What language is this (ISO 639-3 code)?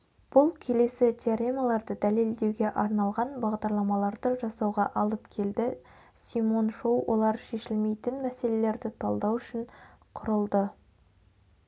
kaz